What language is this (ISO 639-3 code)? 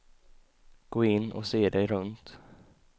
swe